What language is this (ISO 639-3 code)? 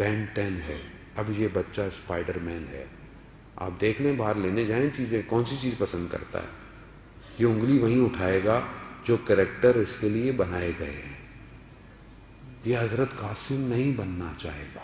urd